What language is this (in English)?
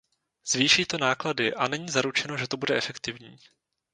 Czech